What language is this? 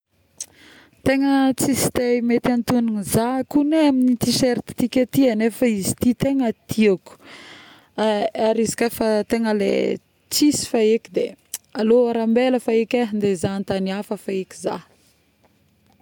Northern Betsimisaraka Malagasy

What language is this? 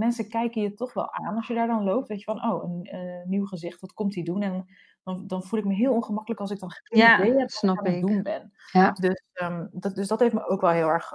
Dutch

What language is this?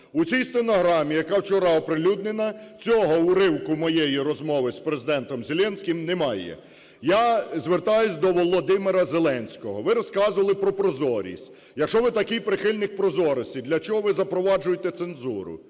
Ukrainian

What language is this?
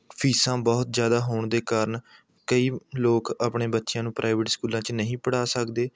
Punjabi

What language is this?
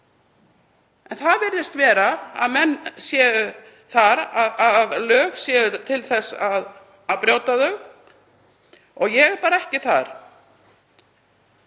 Icelandic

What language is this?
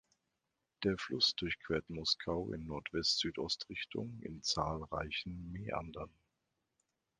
German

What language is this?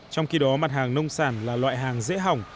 Vietnamese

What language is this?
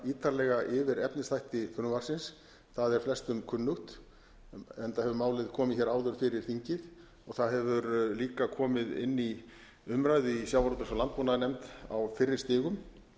Icelandic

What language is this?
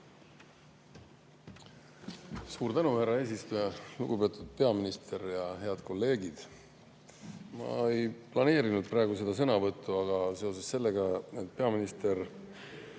Estonian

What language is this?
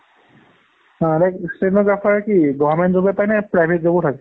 Assamese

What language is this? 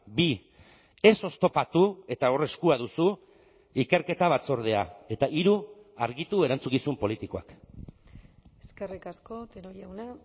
Basque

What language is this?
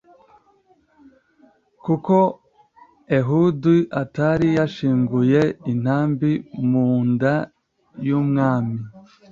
Kinyarwanda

